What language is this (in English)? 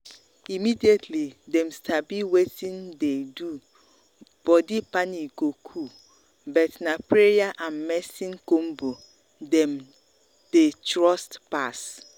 Nigerian Pidgin